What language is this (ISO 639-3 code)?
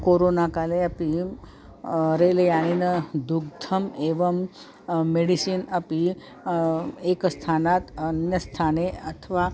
san